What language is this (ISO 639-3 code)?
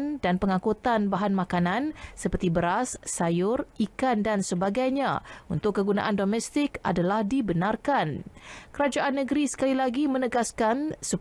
msa